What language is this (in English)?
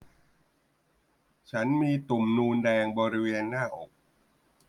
Thai